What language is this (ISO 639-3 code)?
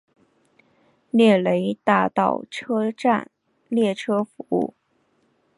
zho